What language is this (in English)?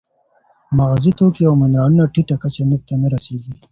Pashto